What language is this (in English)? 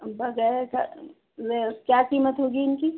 Urdu